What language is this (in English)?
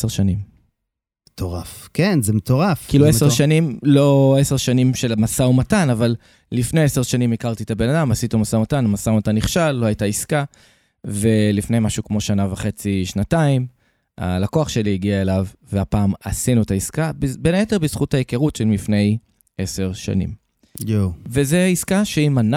Hebrew